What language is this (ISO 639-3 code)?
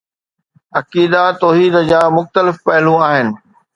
snd